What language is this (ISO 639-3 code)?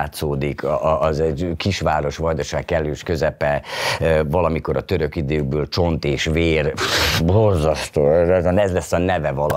hun